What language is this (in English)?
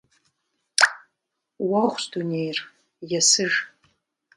Kabardian